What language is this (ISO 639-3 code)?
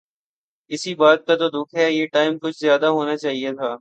urd